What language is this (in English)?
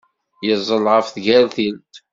Kabyle